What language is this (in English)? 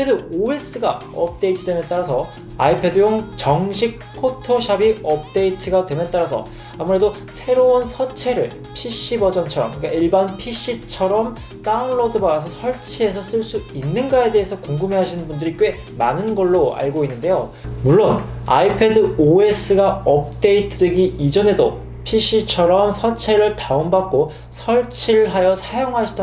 Korean